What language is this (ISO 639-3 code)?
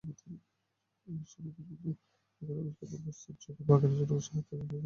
ben